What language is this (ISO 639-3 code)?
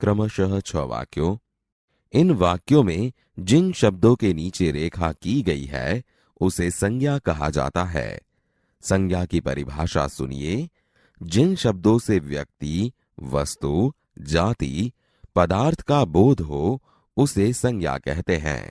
hin